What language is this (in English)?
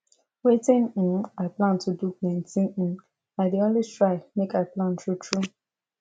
Nigerian Pidgin